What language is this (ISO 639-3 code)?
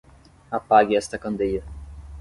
por